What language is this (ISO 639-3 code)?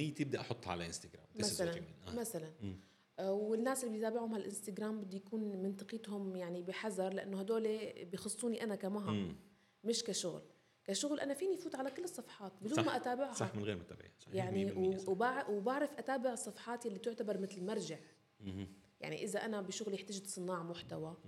ara